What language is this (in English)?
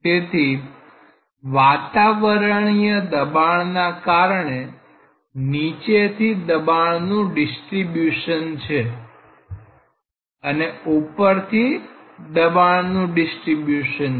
Gujarati